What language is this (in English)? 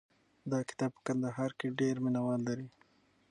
Pashto